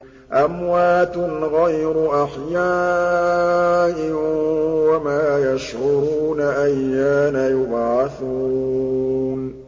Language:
Arabic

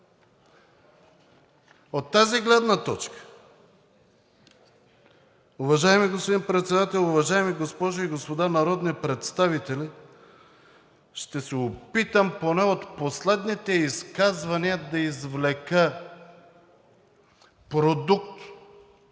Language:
Bulgarian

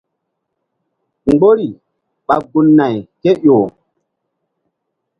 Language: Mbum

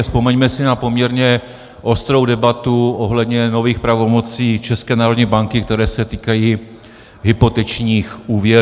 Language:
Czech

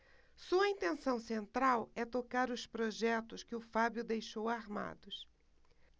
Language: Portuguese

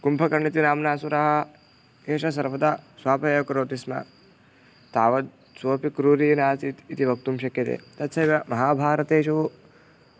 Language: Sanskrit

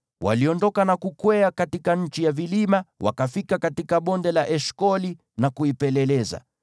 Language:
Swahili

